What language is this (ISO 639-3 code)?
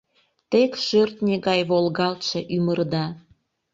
chm